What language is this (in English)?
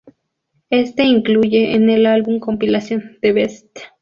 Spanish